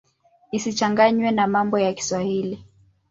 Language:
Swahili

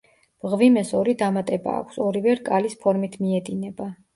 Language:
Georgian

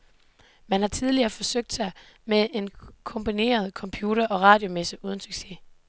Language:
Danish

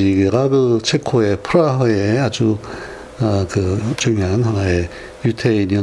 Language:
Korean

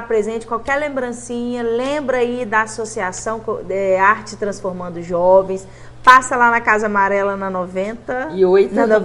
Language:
Portuguese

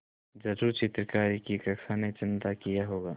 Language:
Hindi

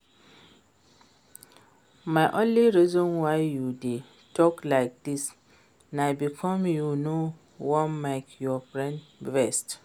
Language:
Nigerian Pidgin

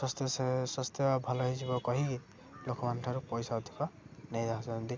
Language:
Odia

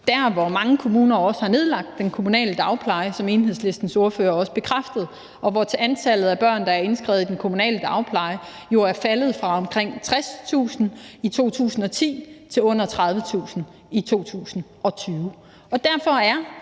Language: Danish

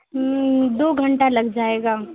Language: Urdu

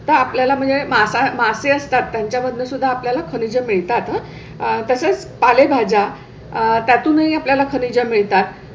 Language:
Marathi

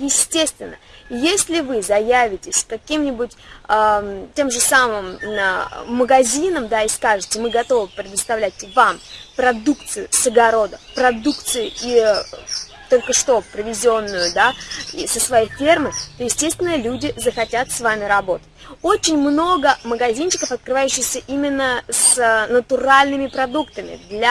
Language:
Russian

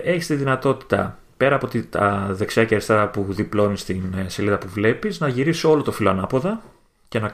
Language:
Greek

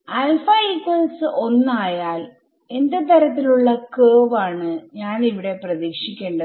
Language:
Malayalam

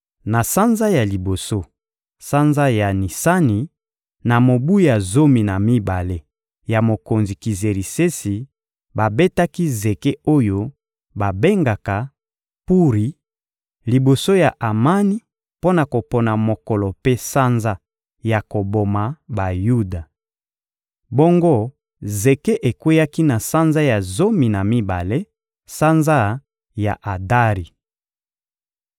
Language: Lingala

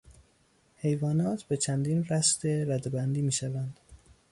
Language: Persian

